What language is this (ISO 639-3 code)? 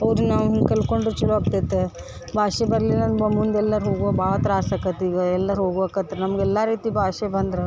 kan